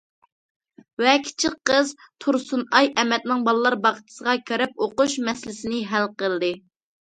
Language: Uyghur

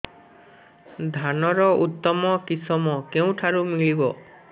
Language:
Odia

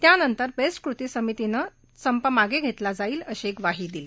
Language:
Marathi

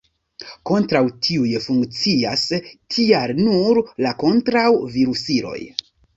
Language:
Esperanto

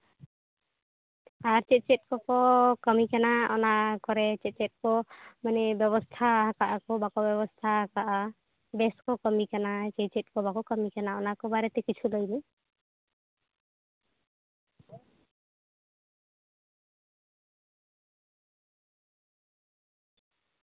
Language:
Santali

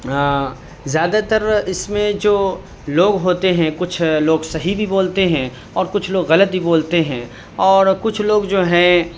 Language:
Urdu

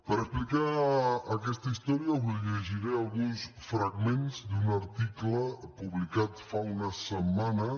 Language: Catalan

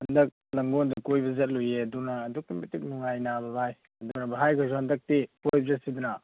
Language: Manipuri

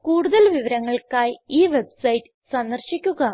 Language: Malayalam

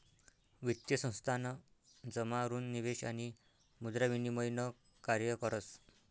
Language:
Marathi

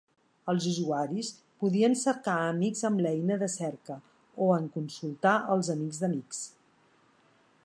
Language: Catalan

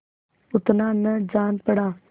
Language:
Hindi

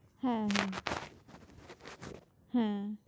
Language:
Bangla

